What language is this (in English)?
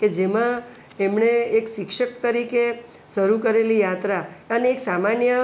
Gujarati